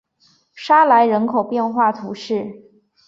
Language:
Chinese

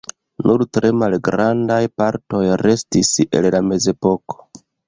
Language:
Esperanto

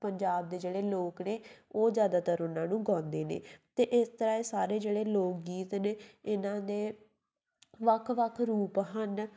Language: Punjabi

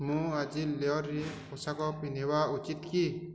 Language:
Odia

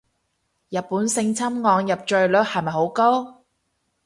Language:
Cantonese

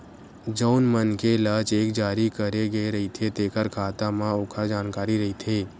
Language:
Chhattisgarhi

